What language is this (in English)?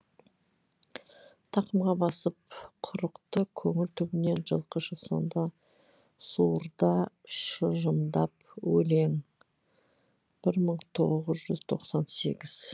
Kazakh